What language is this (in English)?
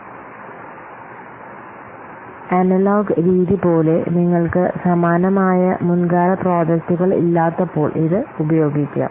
Malayalam